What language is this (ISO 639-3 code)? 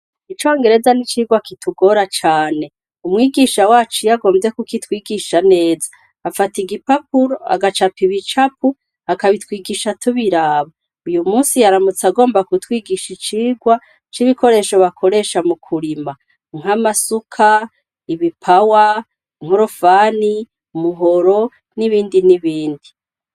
run